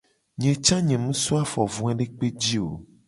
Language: Gen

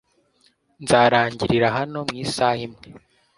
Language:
Kinyarwanda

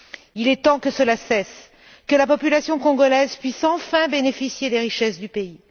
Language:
French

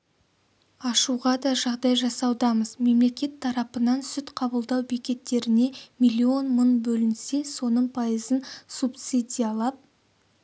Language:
Kazakh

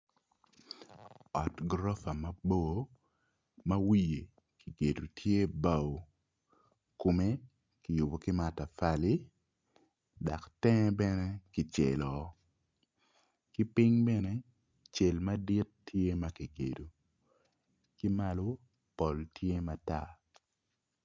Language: Acoli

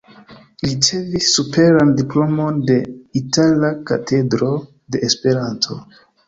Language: Esperanto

